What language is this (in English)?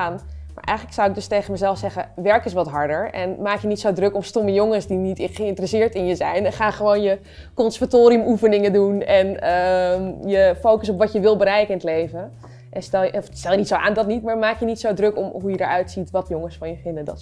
Dutch